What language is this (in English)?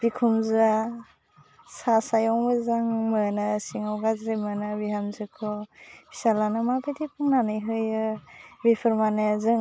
Bodo